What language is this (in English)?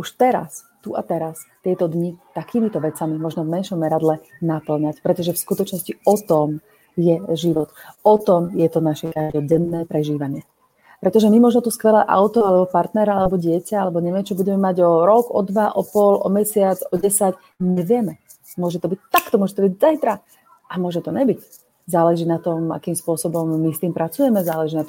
Slovak